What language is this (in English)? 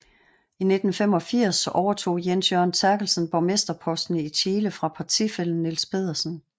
Danish